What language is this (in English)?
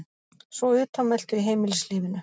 Icelandic